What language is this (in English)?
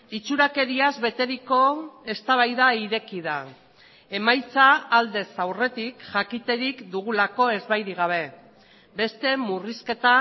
Basque